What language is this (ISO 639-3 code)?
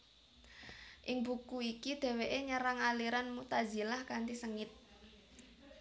jav